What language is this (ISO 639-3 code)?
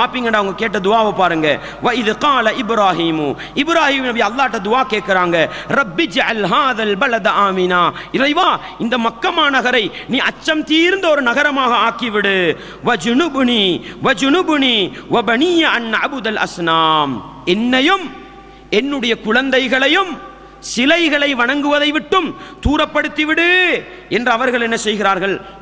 tam